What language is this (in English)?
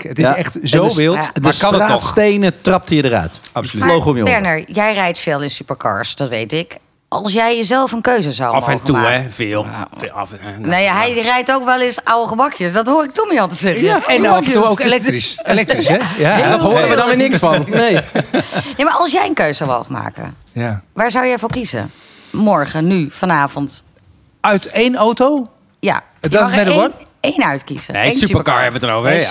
Dutch